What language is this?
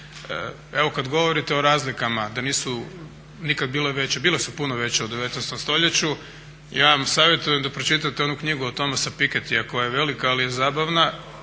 Croatian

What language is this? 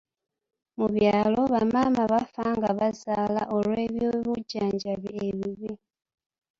Ganda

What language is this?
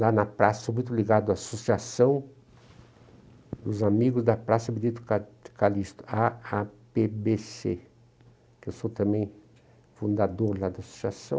Portuguese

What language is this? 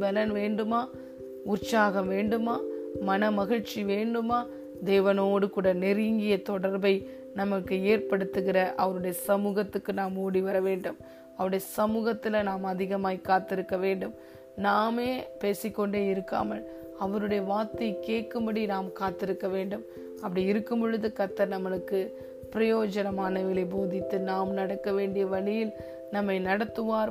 Tamil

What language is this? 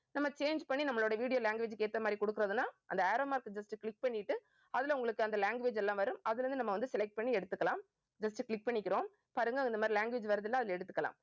Tamil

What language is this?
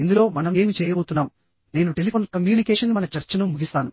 Telugu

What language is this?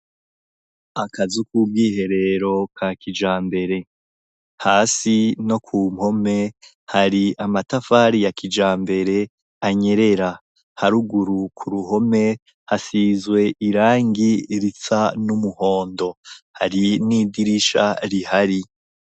Rundi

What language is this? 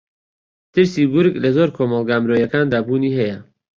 Central Kurdish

